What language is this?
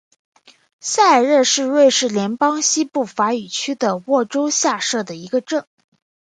Chinese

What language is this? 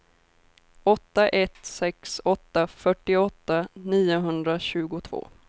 Swedish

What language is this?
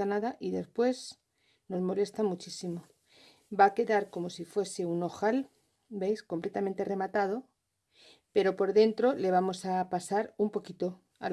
Spanish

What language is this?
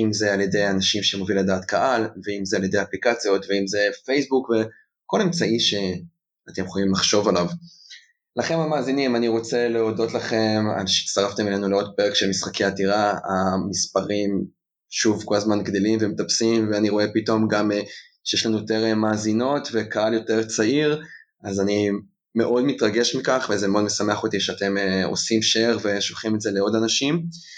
Hebrew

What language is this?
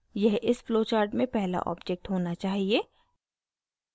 Hindi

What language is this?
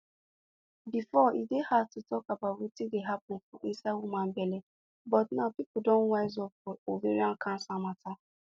Nigerian Pidgin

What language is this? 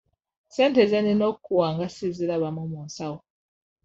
Ganda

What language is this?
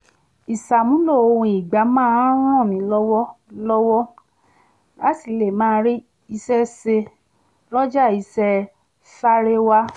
Yoruba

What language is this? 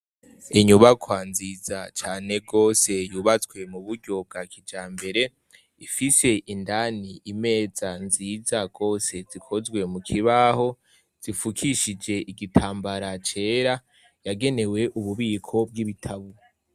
Rundi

